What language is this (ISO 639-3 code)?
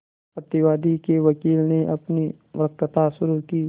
hin